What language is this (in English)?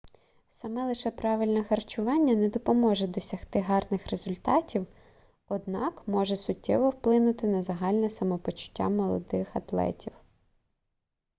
Ukrainian